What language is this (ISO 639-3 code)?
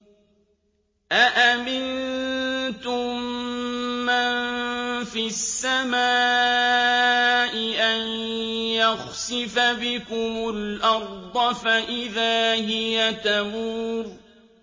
ara